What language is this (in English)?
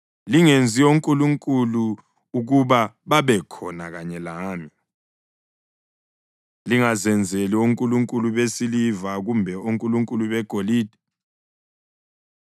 North Ndebele